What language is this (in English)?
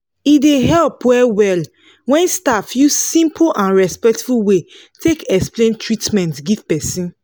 Nigerian Pidgin